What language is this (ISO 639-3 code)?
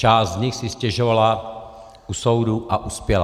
ces